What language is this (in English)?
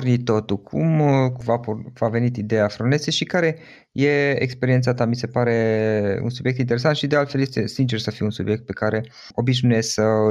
Romanian